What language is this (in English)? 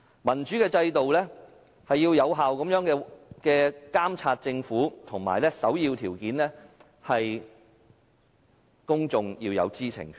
Cantonese